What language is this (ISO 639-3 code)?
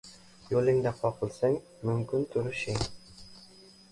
uzb